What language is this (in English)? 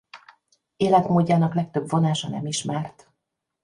Hungarian